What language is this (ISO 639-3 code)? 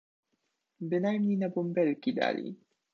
pol